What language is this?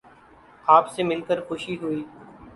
Urdu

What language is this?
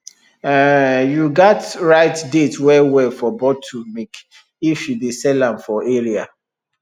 Nigerian Pidgin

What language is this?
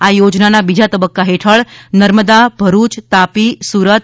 Gujarati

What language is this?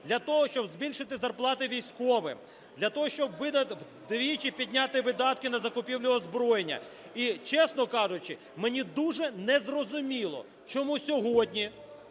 Ukrainian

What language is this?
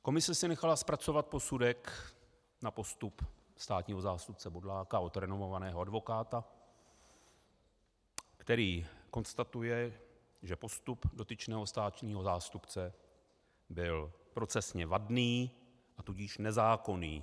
Czech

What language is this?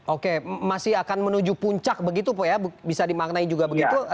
Indonesian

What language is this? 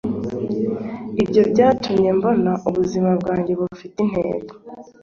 Kinyarwanda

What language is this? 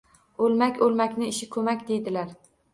Uzbek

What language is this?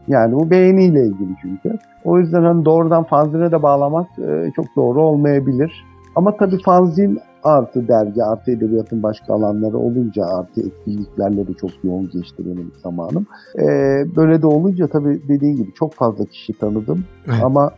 Turkish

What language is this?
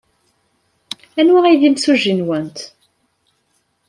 Kabyle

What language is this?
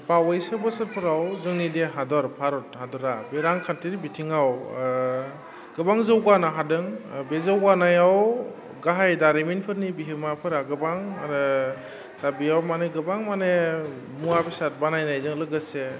Bodo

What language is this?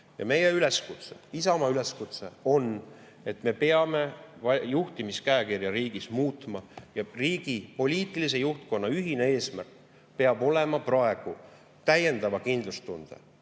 Estonian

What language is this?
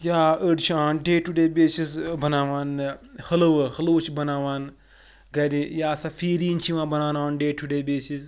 Kashmiri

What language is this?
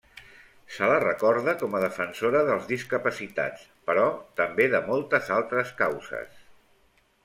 Catalan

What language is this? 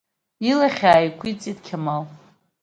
Abkhazian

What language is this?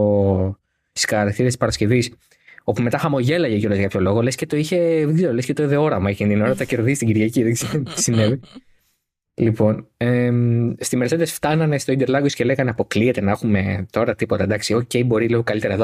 Greek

